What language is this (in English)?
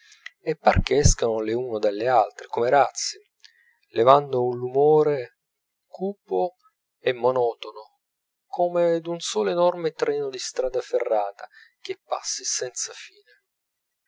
Italian